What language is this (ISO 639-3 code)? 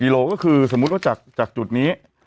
tha